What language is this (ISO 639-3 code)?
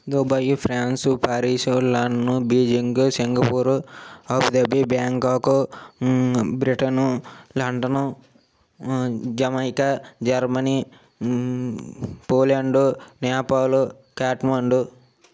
tel